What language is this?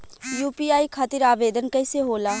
Bhojpuri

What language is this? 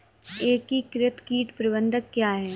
Hindi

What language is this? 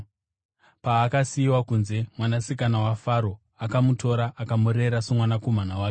Shona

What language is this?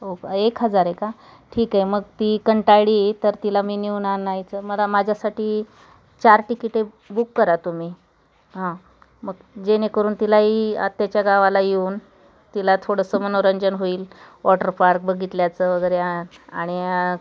Marathi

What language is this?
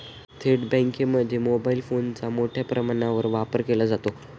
Marathi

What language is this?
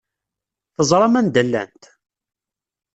Kabyle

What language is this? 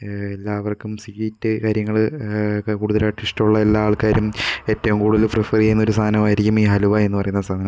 Malayalam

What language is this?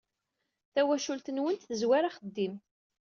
Kabyle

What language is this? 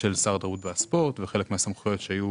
Hebrew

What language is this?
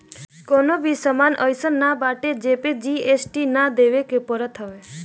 Bhojpuri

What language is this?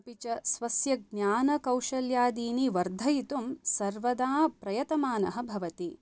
Sanskrit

